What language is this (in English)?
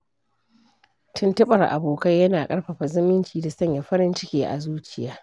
Hausa